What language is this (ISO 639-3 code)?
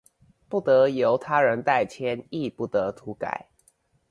zho